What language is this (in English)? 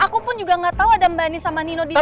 Indonesian